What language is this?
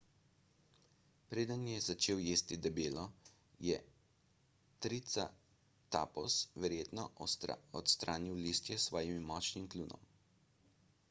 Slovenian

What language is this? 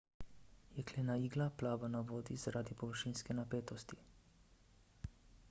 Slovenian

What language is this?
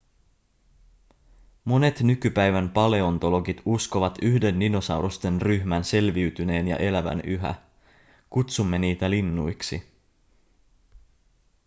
Finnish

